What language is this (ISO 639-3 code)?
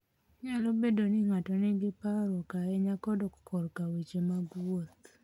luo